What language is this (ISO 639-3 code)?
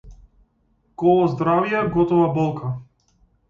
mkd